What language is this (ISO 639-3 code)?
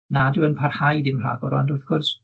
cym